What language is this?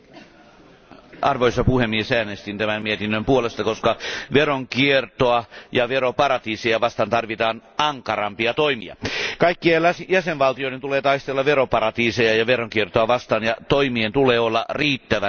Finnish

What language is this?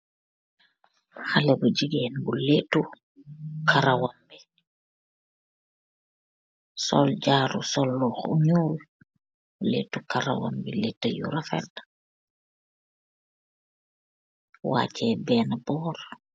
Wolof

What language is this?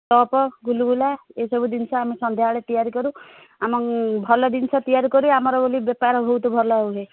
Odia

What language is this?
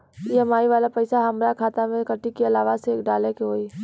Bhojpuri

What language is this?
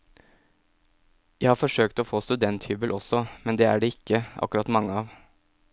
Norwegian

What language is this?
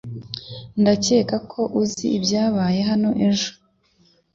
Kinyarwanda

